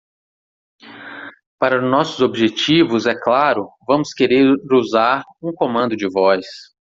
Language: Portuguese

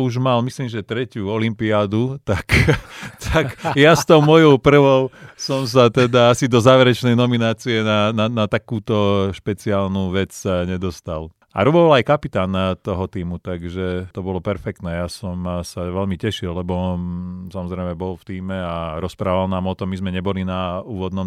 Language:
Slovak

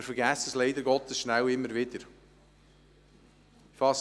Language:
Swiss German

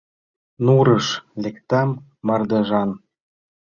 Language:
Mari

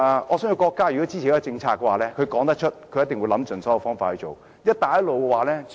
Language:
Cantonese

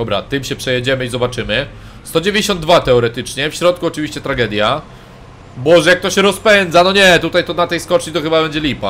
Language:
Polish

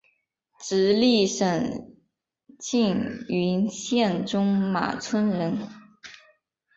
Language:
Chinese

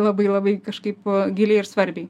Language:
Lithuanian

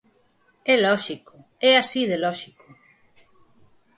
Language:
Galician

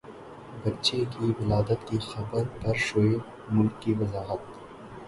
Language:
Urdu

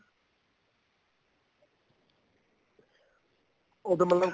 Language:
Punjabi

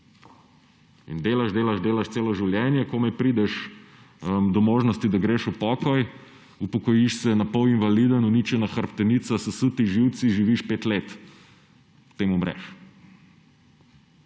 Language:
Slovenian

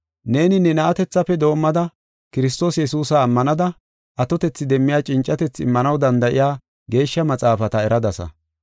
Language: Gofa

